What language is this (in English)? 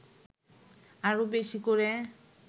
Bangla